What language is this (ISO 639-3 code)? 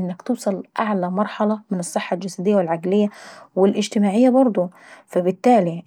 aec